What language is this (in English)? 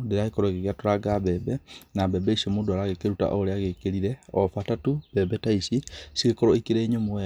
Kikuyu